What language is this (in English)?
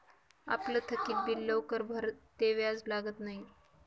Marathi